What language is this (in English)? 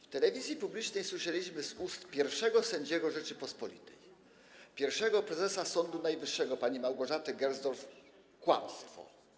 Polish